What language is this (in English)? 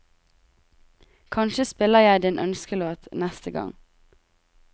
Norwegian